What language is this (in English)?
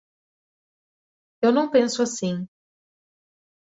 Portuguese